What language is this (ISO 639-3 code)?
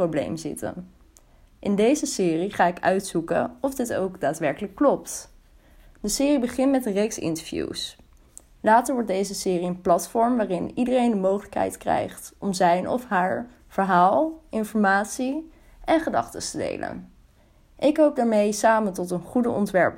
nld